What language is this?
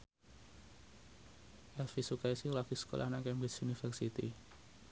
Javanese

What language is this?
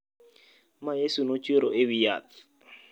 Luo (Kenya and Tanzania)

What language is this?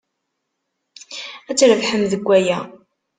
Kabyle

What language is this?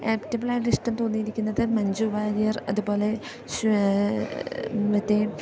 Malayalam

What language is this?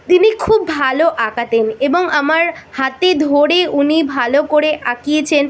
Bangla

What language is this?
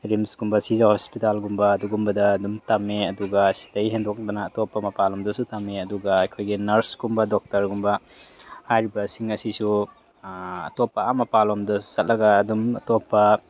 Manipuri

